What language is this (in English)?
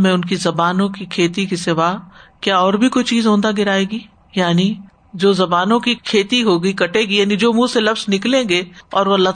Urdu